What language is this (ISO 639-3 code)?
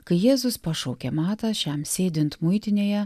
lit